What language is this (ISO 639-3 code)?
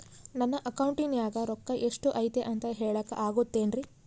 kan